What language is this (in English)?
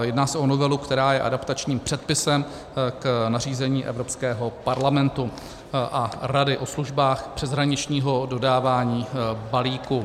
Czech